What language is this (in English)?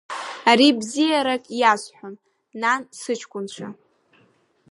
Abkhazian